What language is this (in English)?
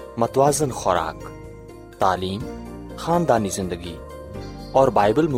Urdu